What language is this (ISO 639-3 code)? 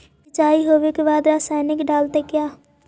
mag